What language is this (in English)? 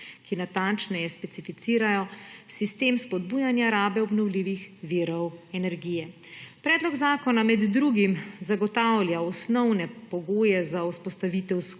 Slovenian